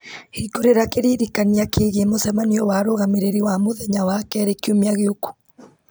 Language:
Kikuyu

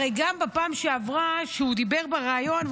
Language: Hebrew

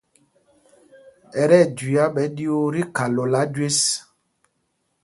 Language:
Mpumpong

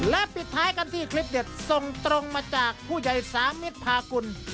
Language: Thai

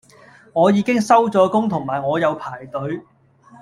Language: Cantonese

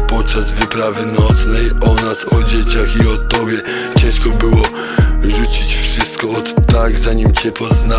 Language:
Polish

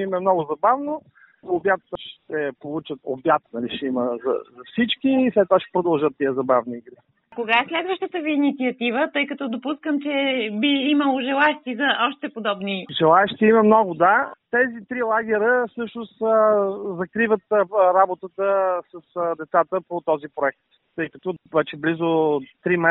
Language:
Bulgarian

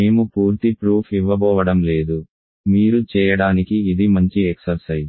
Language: Telugu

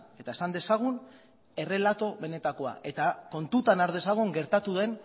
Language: Basque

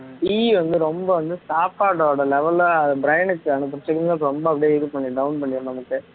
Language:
Tamil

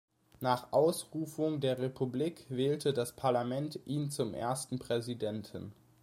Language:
German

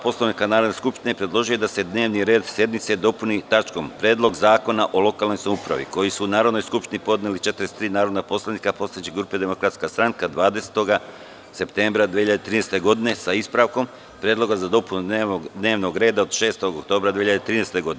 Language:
Serbian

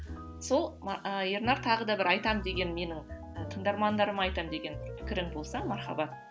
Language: Kazakh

